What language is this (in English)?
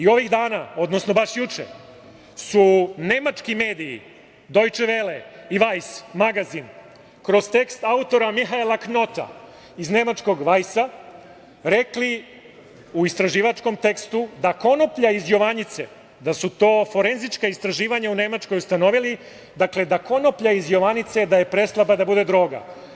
Serbian